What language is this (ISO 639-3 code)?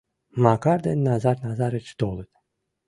chm